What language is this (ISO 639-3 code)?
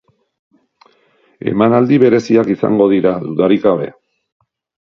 eus